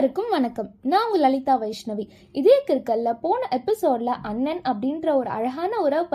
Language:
Tamil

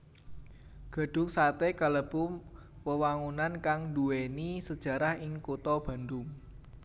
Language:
Javanese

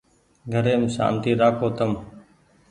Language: Goaria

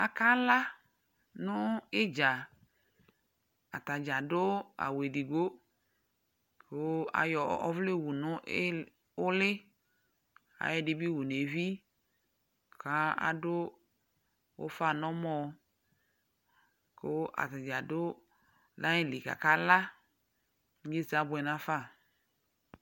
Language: Ikposo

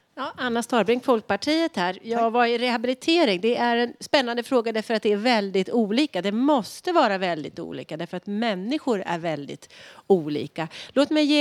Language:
Swedish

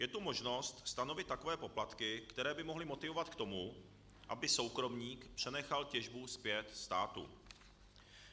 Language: Czech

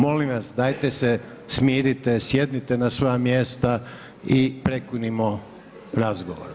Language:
Croatian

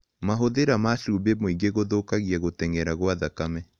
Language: Kikuyu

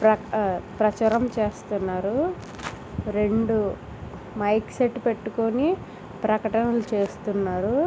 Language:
Telugu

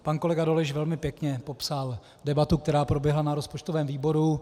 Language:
Czech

